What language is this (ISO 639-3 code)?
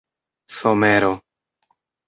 epo